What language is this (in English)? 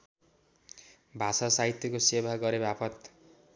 Nepali